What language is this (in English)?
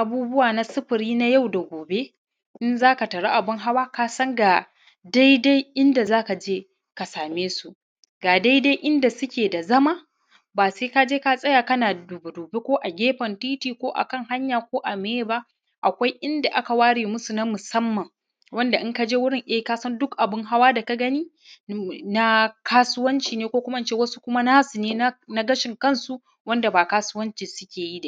Hausa